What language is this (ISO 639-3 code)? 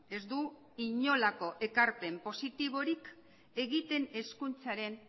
eus